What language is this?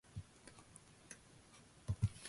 Japanese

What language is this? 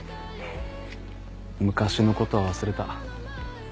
Japanese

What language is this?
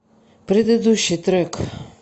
Russian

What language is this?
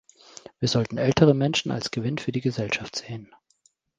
German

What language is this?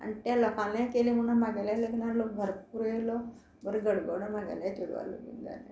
Konkani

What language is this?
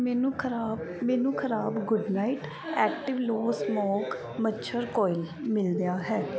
Punjabi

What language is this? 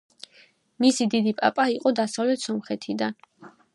Georgian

